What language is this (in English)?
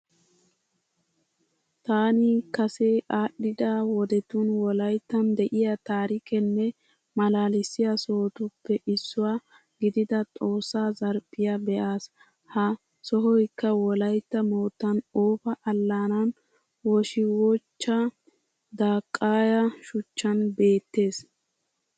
Wolaytta